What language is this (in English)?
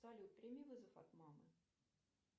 Russian